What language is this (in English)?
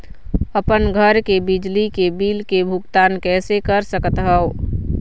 Chhattisgarhi